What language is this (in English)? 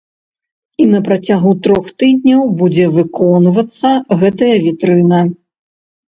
Belarusian